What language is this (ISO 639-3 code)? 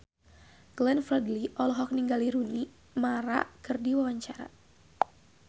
sun